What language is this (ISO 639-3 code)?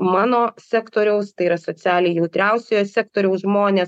lit